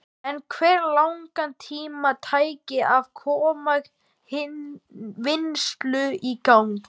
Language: Icelandic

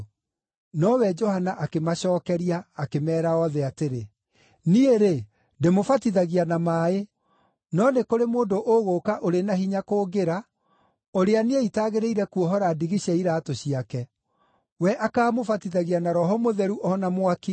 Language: Kikuyu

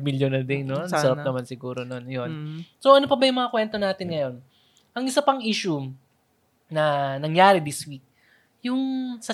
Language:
Filipino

